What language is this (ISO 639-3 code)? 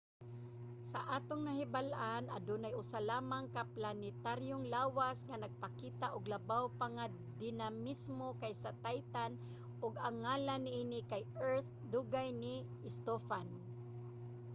ceb